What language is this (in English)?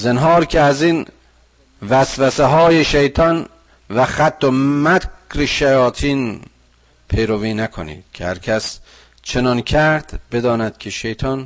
Persian